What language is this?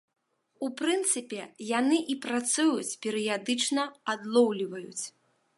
Belarusian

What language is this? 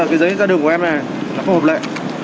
Vietnamese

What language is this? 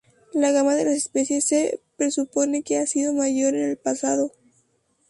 Spanish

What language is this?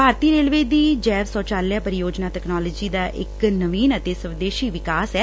Punjabi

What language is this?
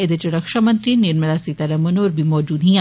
Dogri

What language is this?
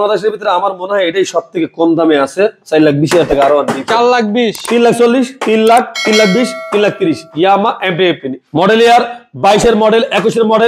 Turkish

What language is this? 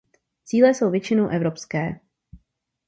Czech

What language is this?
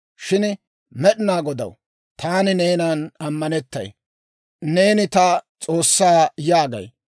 Dawro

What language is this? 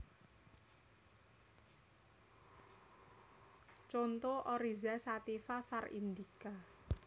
Javanese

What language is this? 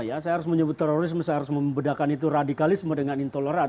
Indonesian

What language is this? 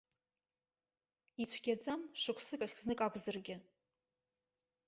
Abkhazian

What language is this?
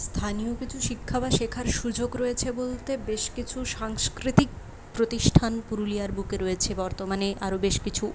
Bangla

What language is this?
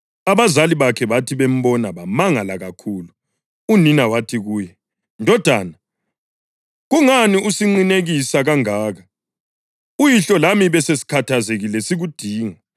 North Ndebele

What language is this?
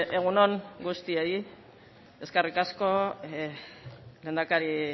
Basque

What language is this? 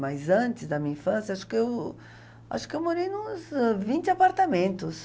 Portuguese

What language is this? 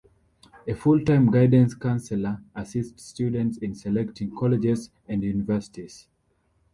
English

